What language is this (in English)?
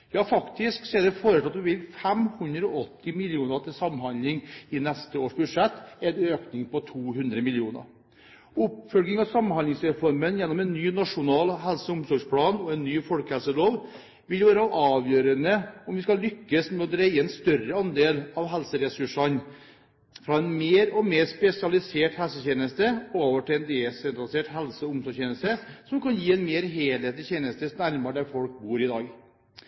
Norwegian Bokmål